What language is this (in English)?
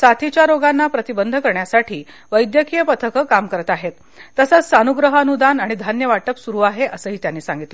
Marathi